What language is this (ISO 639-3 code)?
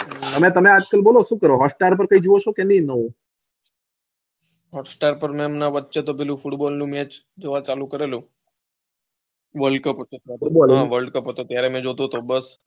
guj